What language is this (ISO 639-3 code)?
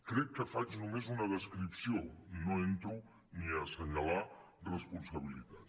cat